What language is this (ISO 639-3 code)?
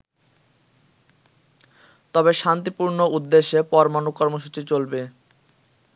ben